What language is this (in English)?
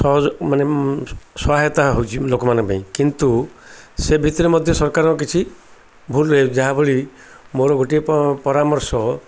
Odia